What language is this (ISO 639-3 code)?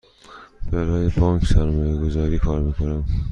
fas